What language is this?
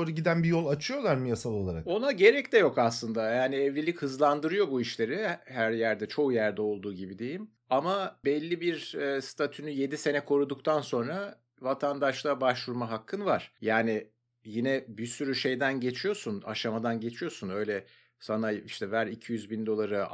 Turkish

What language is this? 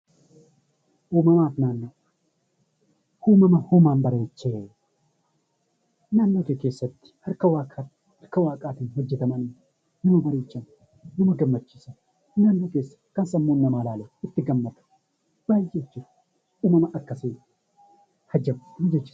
Oromo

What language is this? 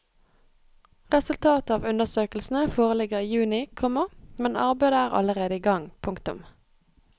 Norwegian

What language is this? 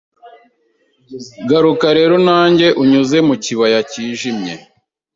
Kinyarwanda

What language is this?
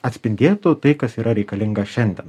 Lithuanian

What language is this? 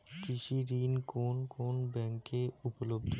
Bangla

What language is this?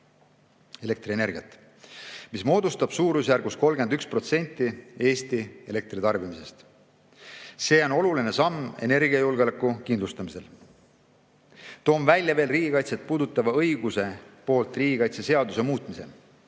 Estonian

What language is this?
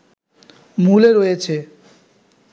Bangla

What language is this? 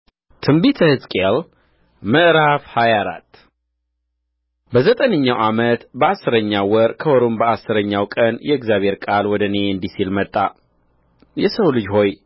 Amharic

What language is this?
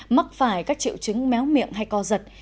Vietnamese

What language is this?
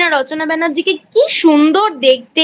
Bangla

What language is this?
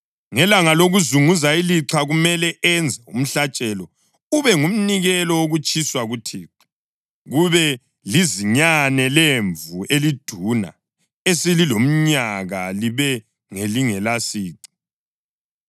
North Ndebele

